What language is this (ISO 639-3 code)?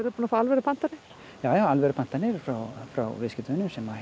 isl